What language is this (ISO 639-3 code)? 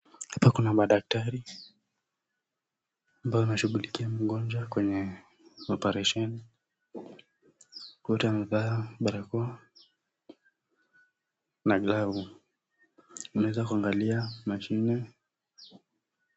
swa